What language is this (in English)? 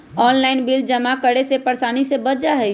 Magahi